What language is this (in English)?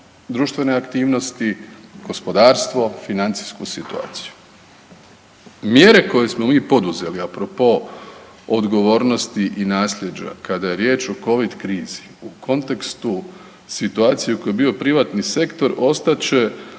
Croatian